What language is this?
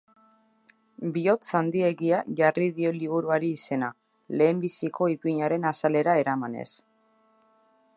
Basque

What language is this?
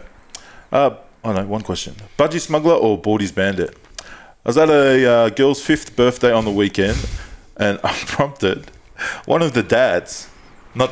English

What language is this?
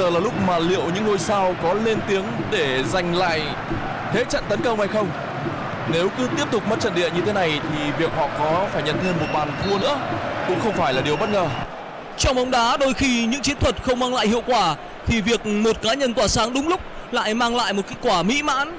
Vietnamese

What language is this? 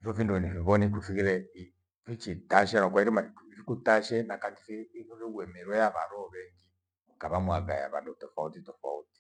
Gweno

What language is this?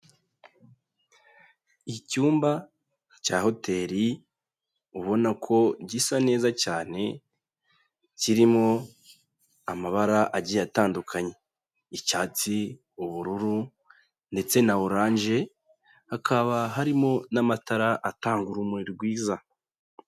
Kinyarwanda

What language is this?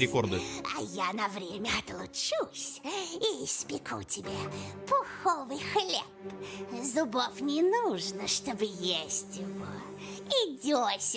Russian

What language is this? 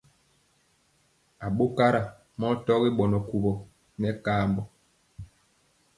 Mpiemo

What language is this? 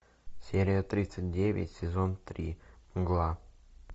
Russian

